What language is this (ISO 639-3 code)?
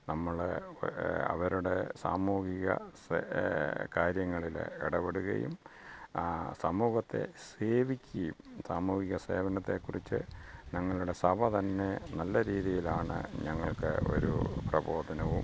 mal